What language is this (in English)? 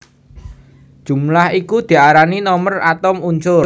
Javanese